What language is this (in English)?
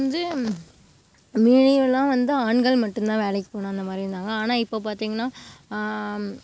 Tamil